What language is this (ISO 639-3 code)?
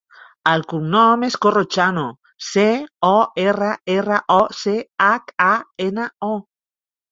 cat